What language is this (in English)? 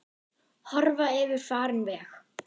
Icelandic